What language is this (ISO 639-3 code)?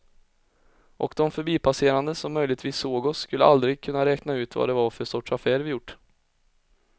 swe